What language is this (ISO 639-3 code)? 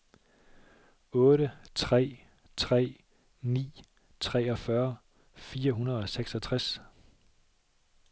dan